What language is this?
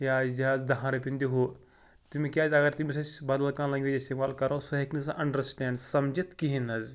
Kashmiri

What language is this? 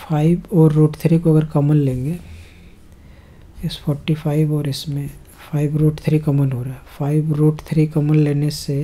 Hindi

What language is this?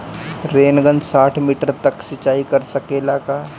Bhojpuri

